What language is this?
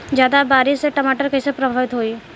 Bhojpuri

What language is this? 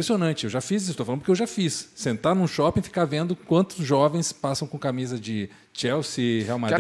Portuguese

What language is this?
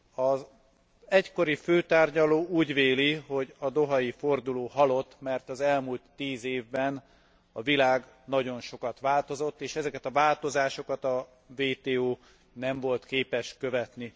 Hungarian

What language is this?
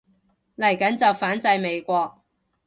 Cantonese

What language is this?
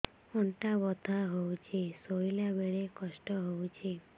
Odia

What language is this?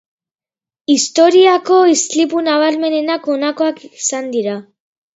Basque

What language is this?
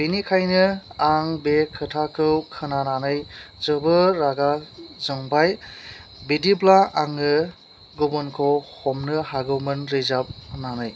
Bodo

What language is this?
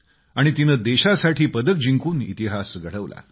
Marathi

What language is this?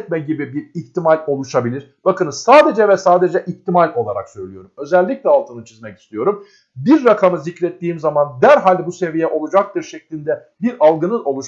Turkish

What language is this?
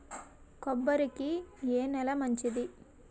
Telugu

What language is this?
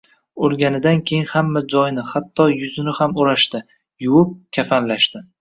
Uzbek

